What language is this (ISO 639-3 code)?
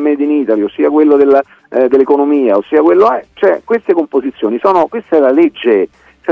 ita